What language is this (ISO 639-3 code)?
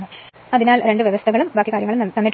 mal